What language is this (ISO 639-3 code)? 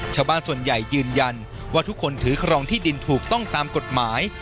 tha